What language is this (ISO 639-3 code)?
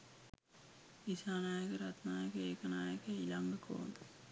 sin